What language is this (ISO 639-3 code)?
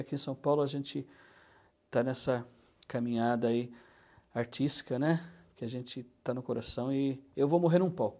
por